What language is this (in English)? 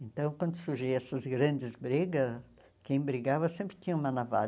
Portuguese